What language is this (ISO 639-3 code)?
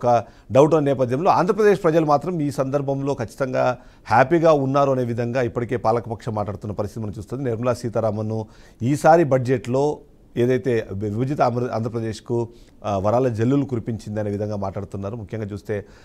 tel